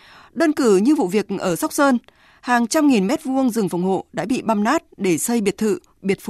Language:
Vietnamese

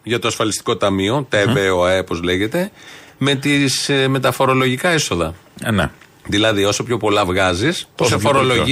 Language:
Greek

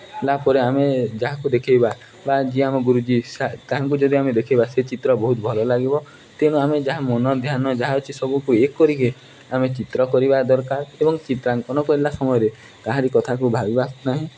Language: Odia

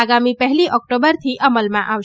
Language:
Gujarati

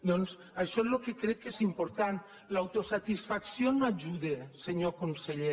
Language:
Catalan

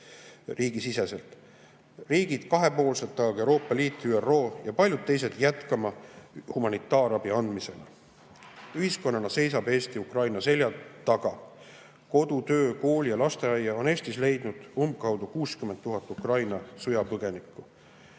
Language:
Estonian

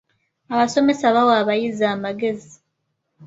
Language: Ganda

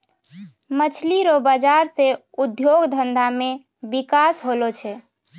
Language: Maithili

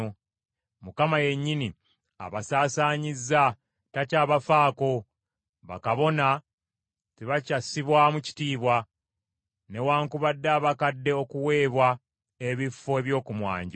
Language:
Ganda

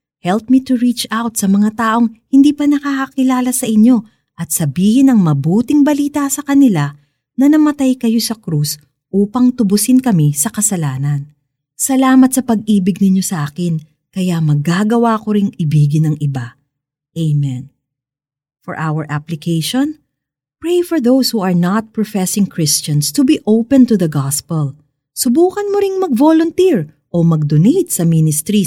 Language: Filipino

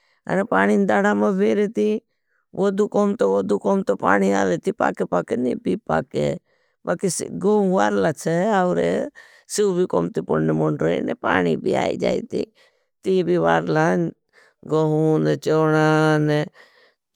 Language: Bhili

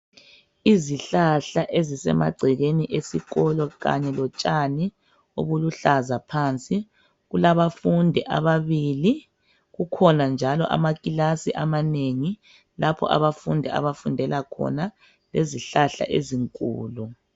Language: North Ndebele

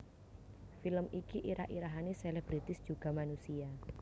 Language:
Javanese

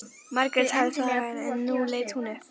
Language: Icelandic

